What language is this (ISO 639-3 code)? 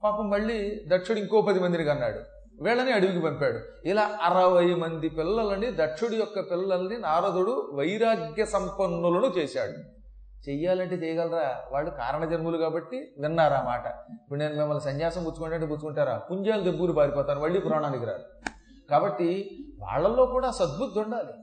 tel